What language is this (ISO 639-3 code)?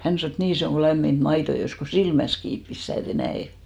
fin